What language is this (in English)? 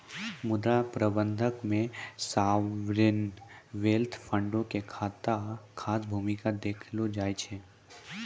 Maithili